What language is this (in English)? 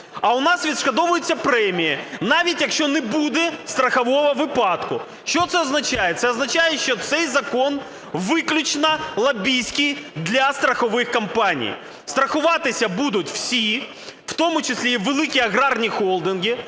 Ukrainian